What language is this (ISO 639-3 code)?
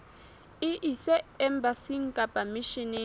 sot